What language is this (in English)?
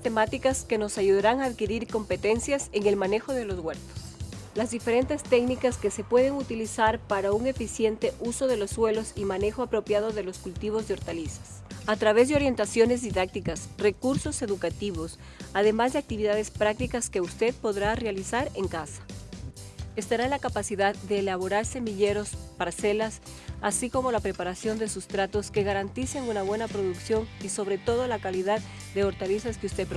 Spanish